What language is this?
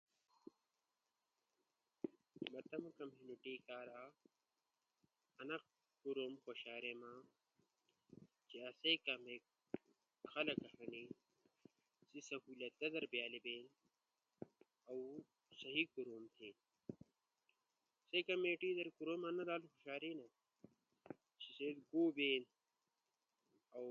Ushojo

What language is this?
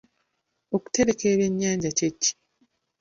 Ganda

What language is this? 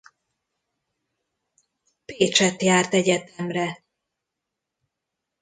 Hungarian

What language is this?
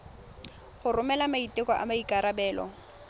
Tswana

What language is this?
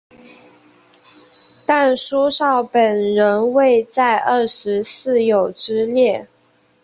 Chinese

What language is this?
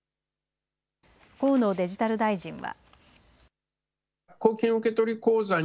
Japanese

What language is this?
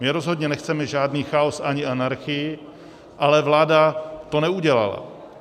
Czech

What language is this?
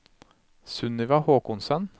Norwegian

